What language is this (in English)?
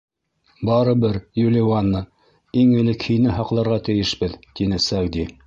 Bashkir